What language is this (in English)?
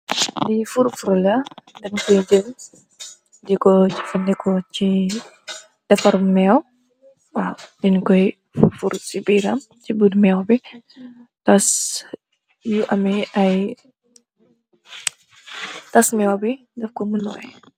Wolof